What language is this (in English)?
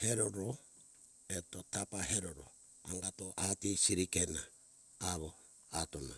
Hunjara-Kaina Ke